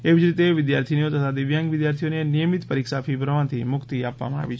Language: Gujarati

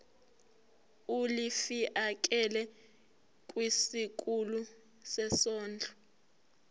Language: Zulu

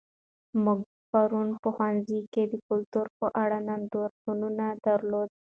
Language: Pashto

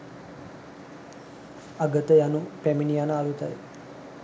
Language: Sinhala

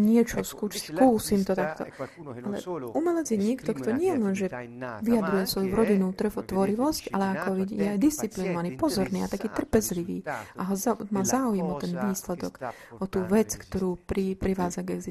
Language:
Slovak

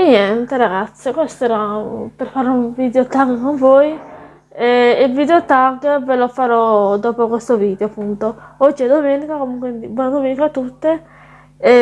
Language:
Italian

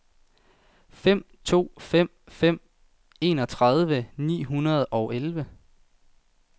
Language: Danish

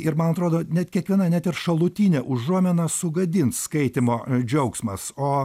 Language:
Lithuanian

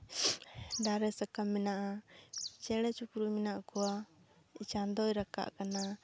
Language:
Santali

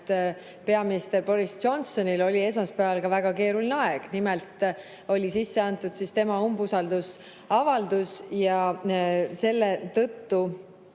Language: Estonian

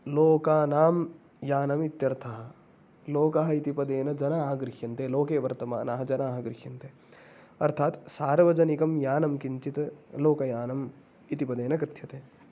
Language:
Sanskrit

